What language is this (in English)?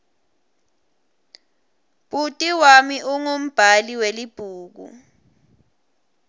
Swati